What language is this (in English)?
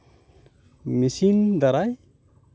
Santali